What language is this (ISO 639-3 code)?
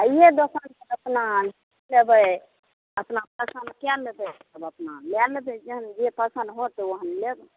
mai